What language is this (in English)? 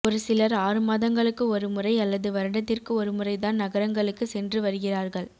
Tamil